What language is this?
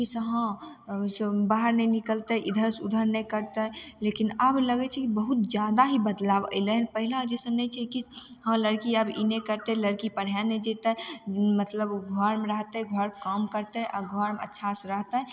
Maithili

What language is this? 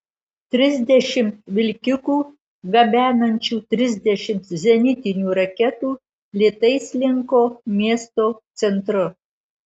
Lithuanian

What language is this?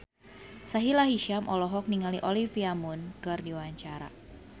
Sundanese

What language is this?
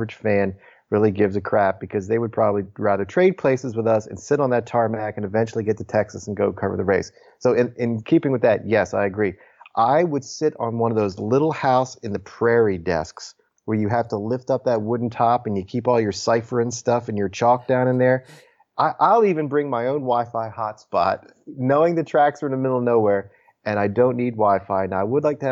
English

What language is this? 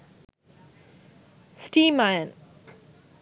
Sinhala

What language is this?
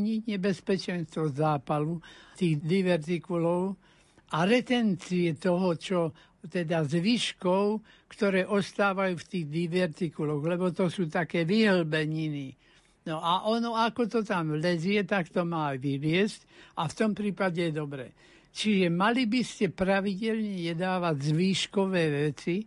Slovak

